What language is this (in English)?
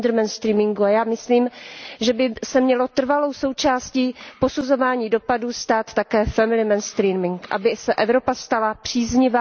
Czech